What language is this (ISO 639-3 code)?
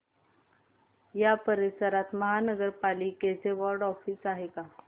mar